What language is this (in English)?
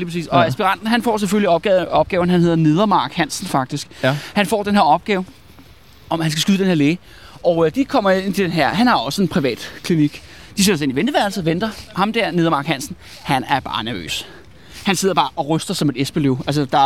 Danish